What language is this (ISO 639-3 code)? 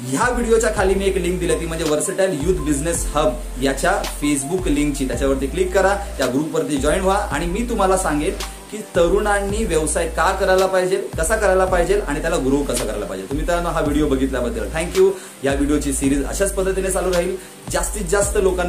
mar